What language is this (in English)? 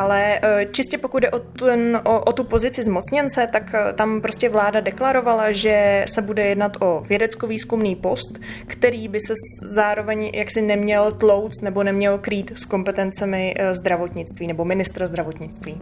Czech